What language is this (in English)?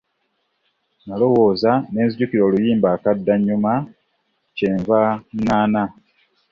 Ganda